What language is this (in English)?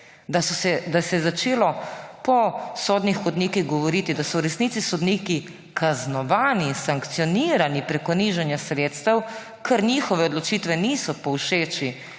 Slovenian